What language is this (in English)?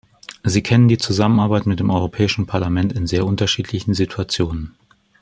German